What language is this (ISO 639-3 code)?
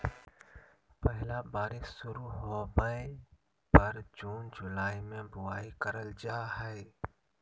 mag